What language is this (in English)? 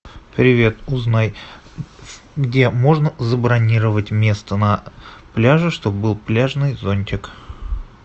Russian